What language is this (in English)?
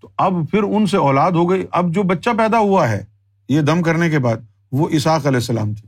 Urdu